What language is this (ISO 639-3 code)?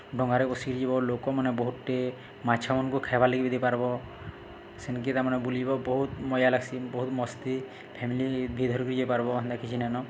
ori